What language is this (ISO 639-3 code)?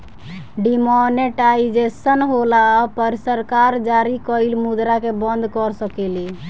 bho